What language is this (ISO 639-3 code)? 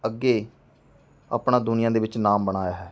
pan